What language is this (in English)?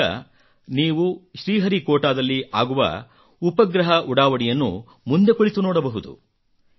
Kannada